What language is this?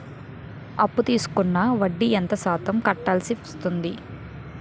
Telugu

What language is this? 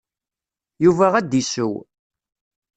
Kabyle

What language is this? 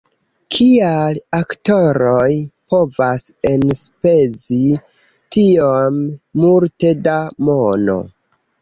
Esperanto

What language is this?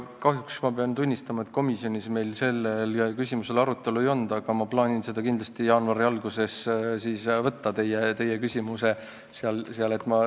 Estonian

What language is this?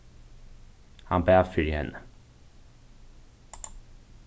Faroese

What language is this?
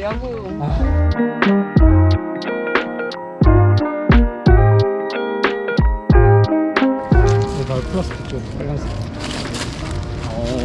Korean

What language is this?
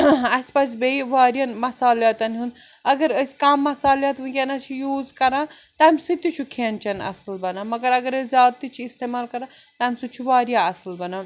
Kashmiri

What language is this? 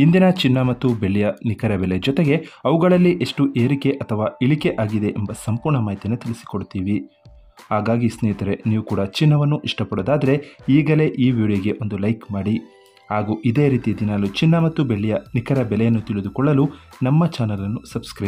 Kannada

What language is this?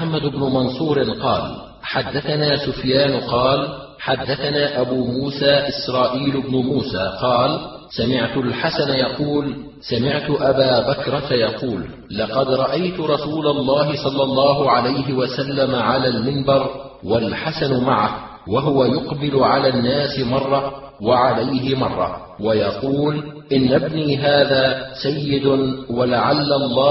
Arabic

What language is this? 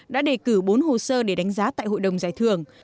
Vietnamese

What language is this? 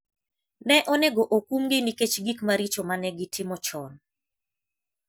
Luo (Kenya and Tanzania)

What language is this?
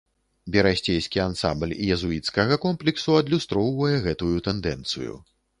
Belarusian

